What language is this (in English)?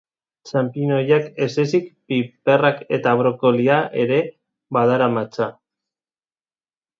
Basque